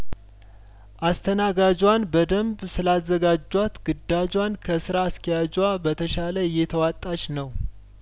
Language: Amharic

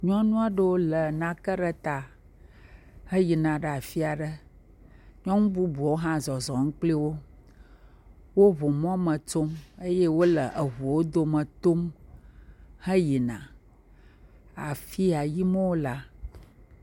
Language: Ewe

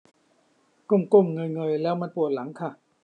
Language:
Thai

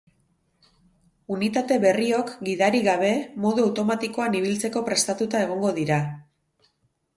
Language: Basque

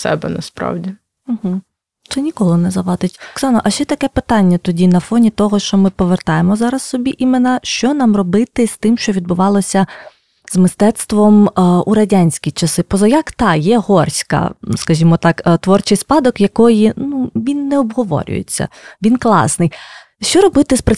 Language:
Ukrainian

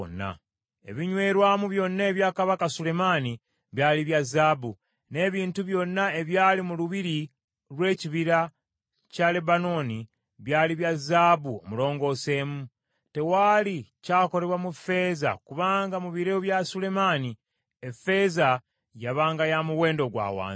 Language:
Ganda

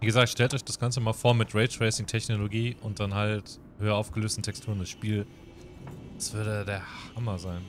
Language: German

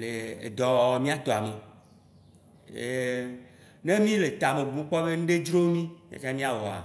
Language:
Waci Gbe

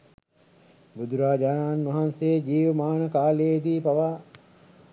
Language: Sinhala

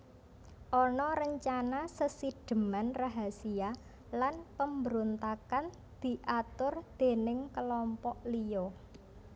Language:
Javanese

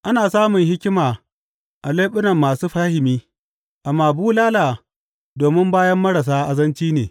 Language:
Hausa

